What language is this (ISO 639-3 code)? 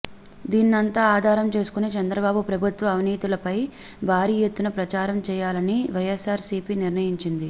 tel